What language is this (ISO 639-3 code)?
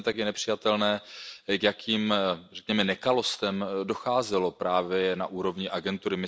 ces